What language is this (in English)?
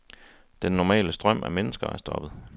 Danish